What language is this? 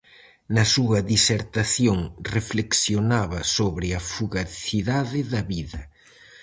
Galician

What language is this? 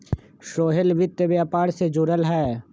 Magahi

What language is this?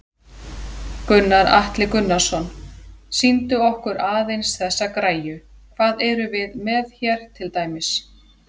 Icelandic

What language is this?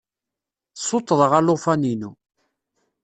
Kabyle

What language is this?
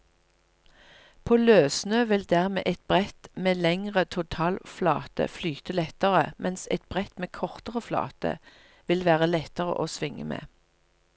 Norwegian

